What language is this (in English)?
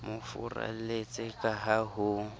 Southern Sotho